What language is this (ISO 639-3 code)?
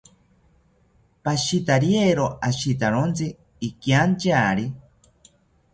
cpy